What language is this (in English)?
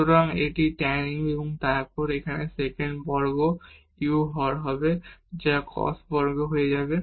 Bangla